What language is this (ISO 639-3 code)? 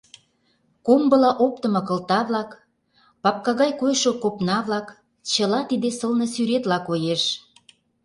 chm